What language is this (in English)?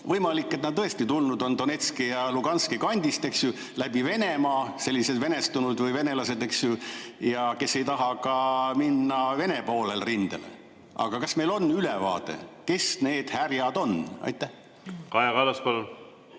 Estonian